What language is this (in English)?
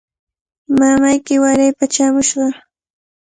Cajatambo North Lima Quechua